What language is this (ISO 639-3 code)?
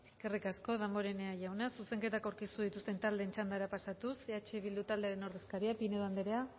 eus